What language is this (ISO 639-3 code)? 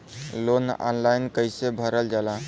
bho